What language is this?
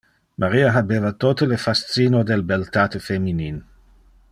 Interlingua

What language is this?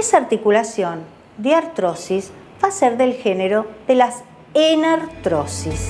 Spanish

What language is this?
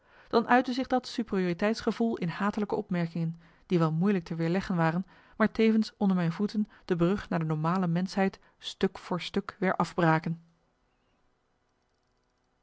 Dutch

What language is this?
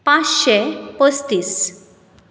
Konkani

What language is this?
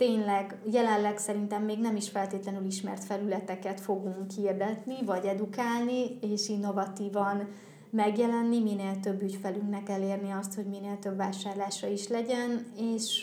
Hungarian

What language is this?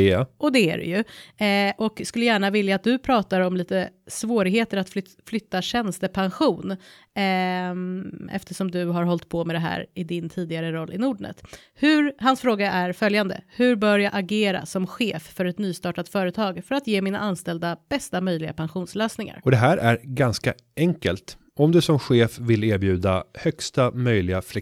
Swedish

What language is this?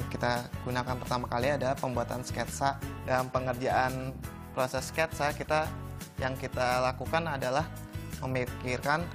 Indonesian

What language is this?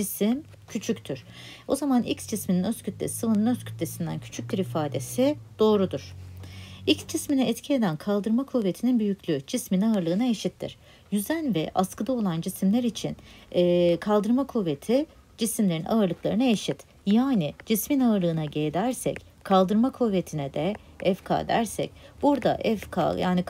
Turkish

